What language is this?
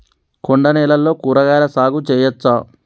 Telugu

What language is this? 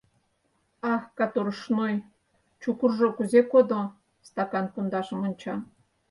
Mari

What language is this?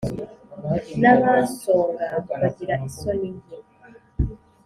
Kinyarwanda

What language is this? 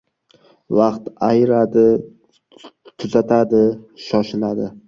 Uzbek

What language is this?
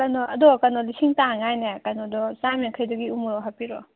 Manipuri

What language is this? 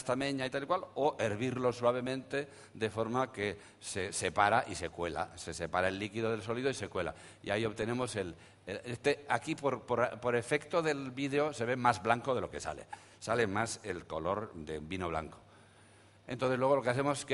Spanish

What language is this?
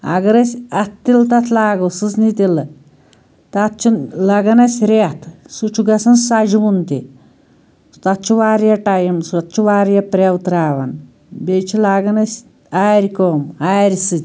Kashmiri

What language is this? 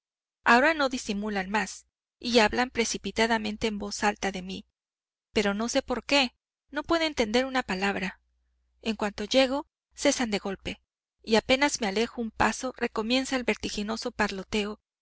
Spanish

